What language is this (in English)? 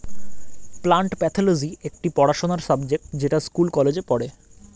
Bangla